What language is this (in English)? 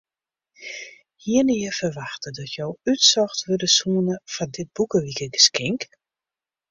Western Frisian